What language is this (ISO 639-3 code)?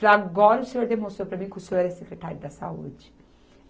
por